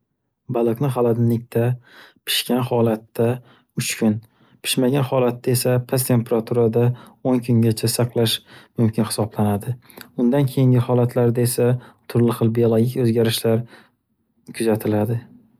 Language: Uzbek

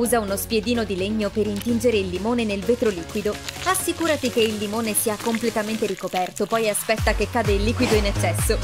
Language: Italian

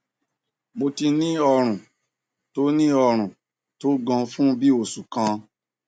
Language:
Yoruba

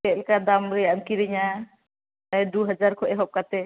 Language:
Santali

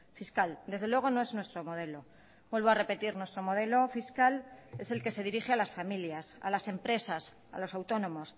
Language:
Spanish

